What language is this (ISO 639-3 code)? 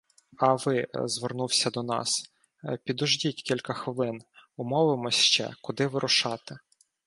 ukr